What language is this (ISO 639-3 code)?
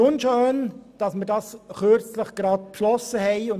gsw